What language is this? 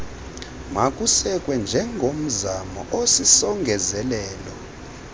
Xhosa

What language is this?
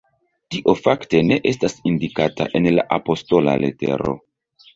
Esperanto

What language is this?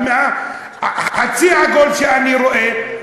Hebrew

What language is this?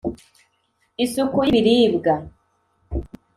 Kinyarwanda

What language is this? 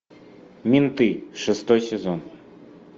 Russian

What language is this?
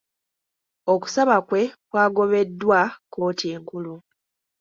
Ganda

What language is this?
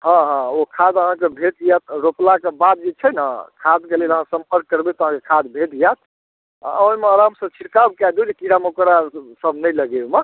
Maithili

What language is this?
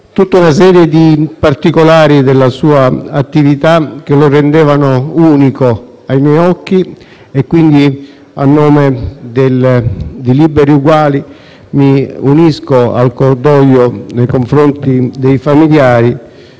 Italian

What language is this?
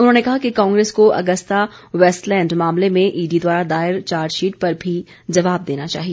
Hindi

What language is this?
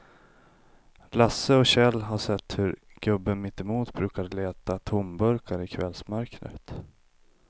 Swedish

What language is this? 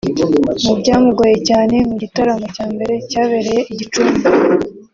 Kinyarwanda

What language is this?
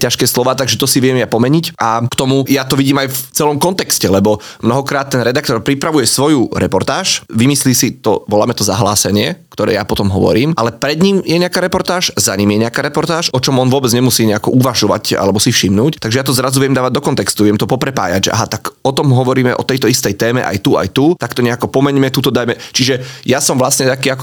Slovak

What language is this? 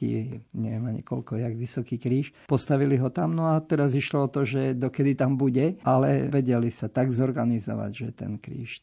Slovak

